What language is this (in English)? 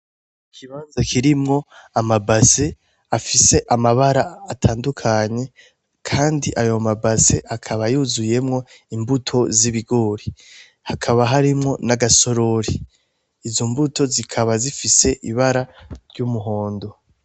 Rundi